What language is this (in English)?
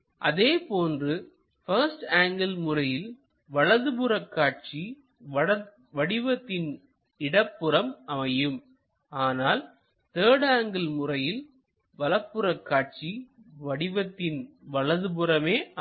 Tamil